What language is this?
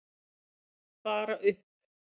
Icelandic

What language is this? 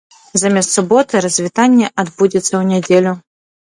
Belarusian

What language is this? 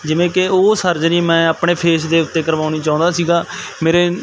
Punjabi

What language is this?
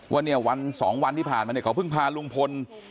Thai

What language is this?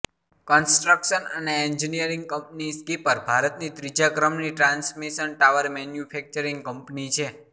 Gujarati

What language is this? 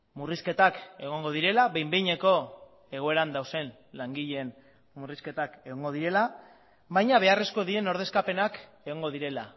Basque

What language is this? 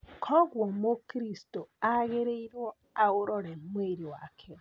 Kikuyu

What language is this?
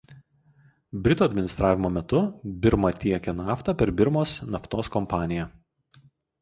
Lithuanian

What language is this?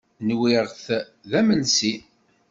Kabyle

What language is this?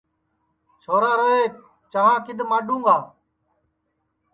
Sansi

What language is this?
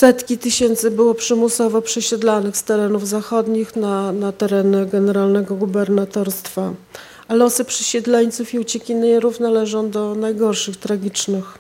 Polish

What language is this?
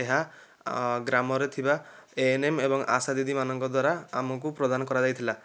Odia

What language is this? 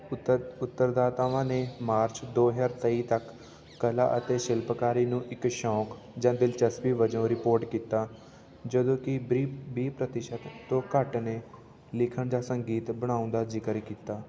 Punjabi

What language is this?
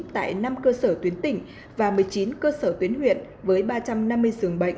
Vietnamese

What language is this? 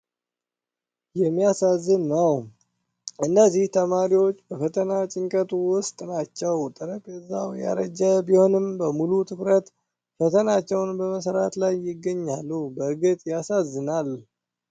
Amharic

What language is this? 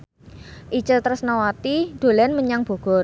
Javanese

